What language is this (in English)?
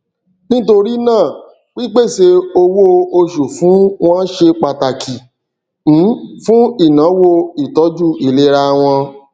Yoruba